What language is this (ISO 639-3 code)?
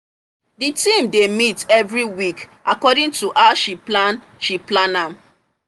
pcm